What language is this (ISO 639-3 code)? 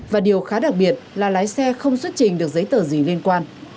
vie